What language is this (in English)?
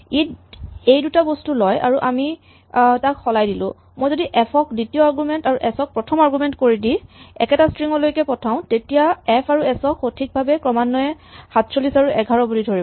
Assamese